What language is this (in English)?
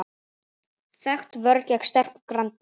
Icelandic